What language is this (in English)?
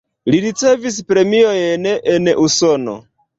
Esperanto